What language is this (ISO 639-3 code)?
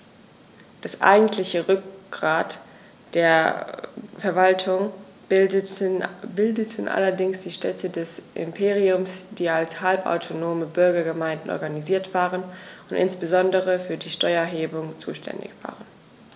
deu